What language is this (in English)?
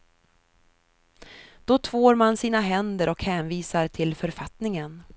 Swedish